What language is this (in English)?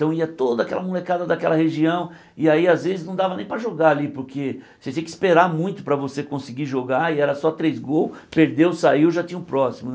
Portuguese